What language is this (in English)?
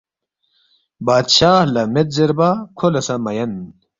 Balti